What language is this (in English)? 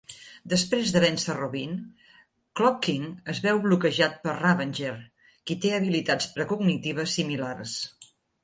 Catalan